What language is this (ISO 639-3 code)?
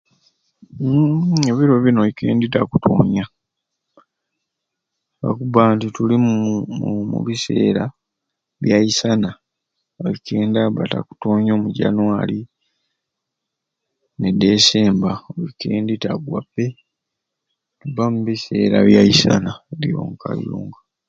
ruc